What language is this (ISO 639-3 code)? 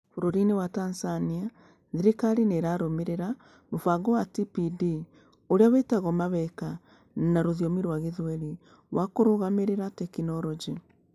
kik